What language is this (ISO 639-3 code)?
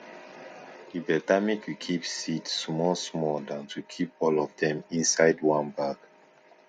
pcm